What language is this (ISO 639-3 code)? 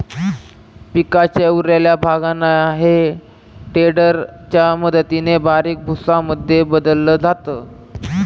mar